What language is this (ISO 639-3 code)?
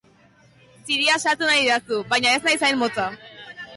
eus